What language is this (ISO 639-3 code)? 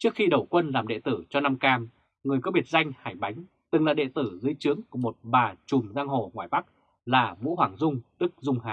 vie